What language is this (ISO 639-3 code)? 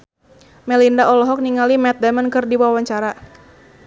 sun